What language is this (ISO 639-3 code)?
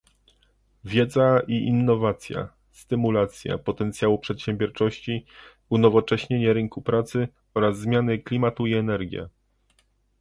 pol